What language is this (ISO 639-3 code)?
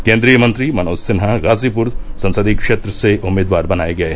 hin